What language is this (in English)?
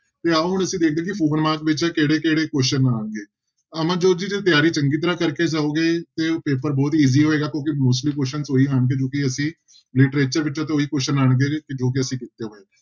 Punjabi